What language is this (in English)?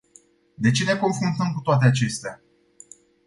Romanian